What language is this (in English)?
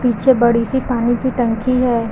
Hindi